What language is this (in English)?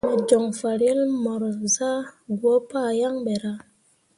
Mundang